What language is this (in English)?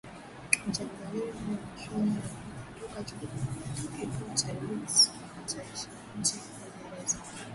Swahili